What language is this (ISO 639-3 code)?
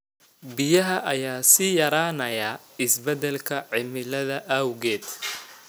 som